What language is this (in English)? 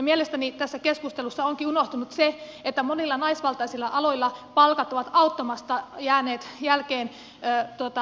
Finnish